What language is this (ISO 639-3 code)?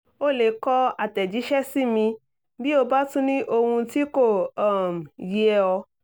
yor